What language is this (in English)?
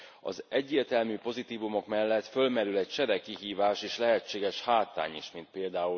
Hungarian